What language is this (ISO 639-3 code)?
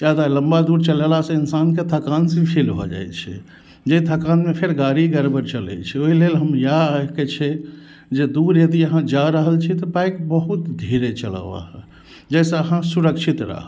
mai